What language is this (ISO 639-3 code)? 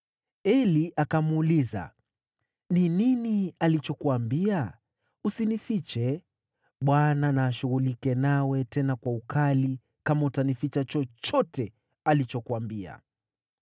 swa